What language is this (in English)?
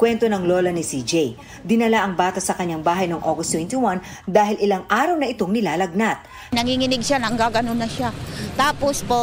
Filipino